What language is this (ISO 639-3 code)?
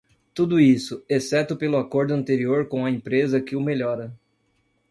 por